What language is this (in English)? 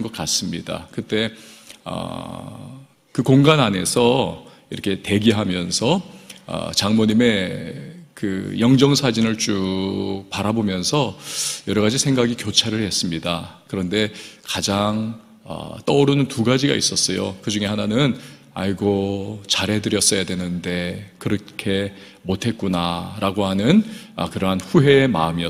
Korean